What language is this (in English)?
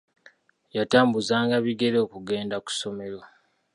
Ganda